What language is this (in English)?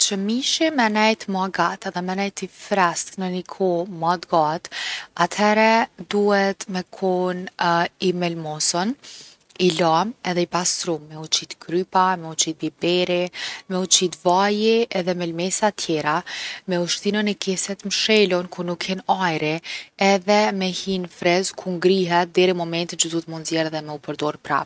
Gheg Albanian